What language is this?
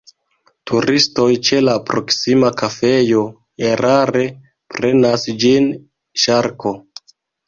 Esperanto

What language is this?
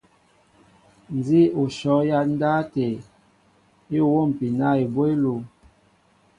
Mbo (Cameroon)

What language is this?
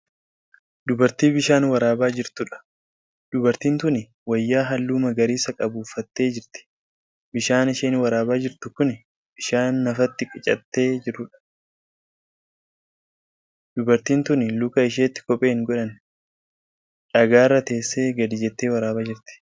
Oromo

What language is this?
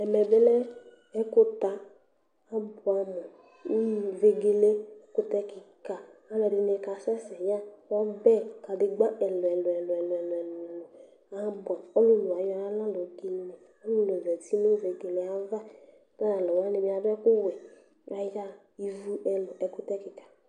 Ikposo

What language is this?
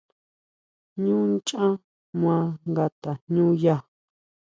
Huautla Mazatec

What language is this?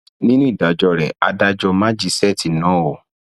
Yoruba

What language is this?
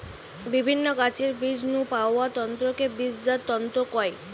Bangla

